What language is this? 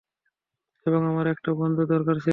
Bangla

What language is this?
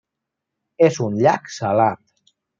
Catalan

